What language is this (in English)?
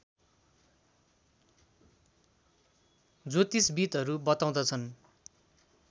Nepali